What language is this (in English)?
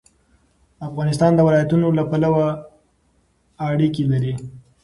Pashto